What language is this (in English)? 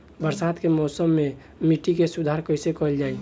Bhojpuri